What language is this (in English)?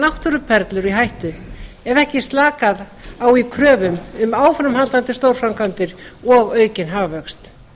Icelandic